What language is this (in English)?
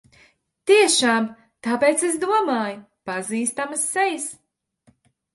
Latvian